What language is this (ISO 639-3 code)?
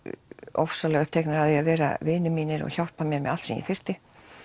isl